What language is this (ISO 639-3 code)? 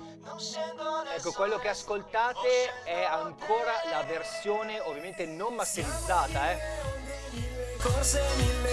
ita